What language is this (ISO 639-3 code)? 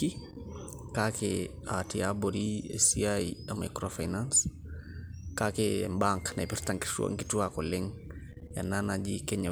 mas